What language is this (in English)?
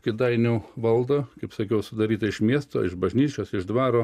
Lithuanian